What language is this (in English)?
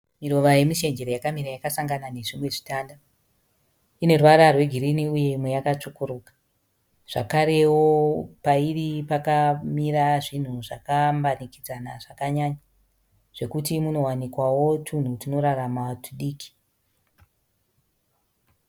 Shona